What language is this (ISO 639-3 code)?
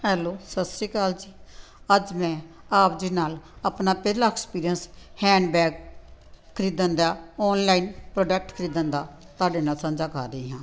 pan